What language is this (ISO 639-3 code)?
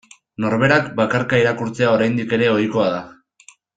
eus